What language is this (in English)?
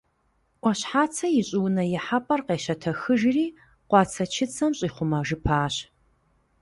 Kabardian